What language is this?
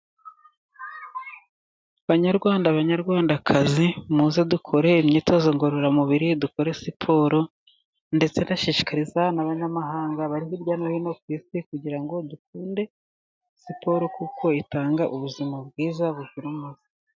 Kinyarwanda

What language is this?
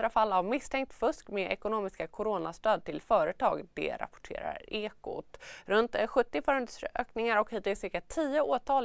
Swedish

